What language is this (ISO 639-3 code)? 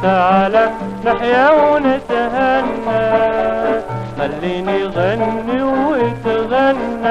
ara